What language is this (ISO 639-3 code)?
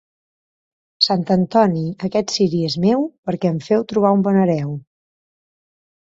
cat